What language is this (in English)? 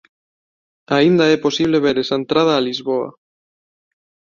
Galician